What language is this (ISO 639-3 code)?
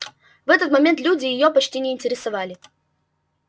rus